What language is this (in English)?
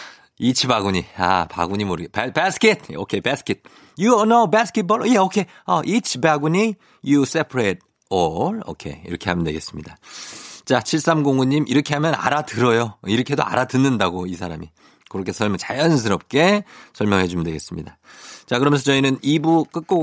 Korean